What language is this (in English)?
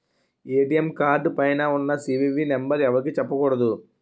Telugu